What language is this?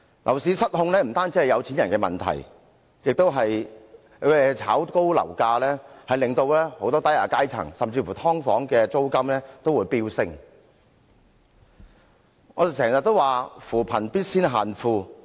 Cantonese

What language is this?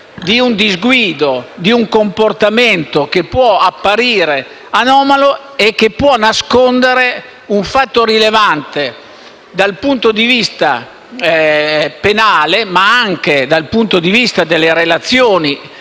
Italian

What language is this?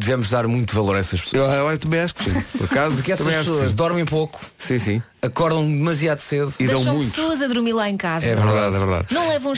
Portuguese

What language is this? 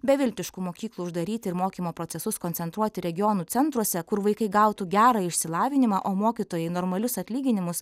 Lithuanian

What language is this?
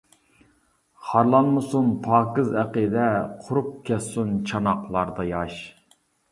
Uyghur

